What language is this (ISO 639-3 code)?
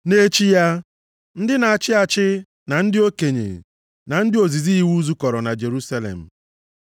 ibo